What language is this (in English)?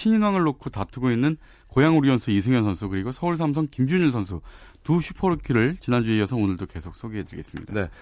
Korean